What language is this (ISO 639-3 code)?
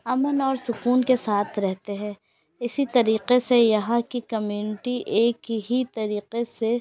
urd